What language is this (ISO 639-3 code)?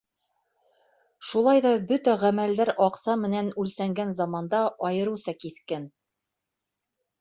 bak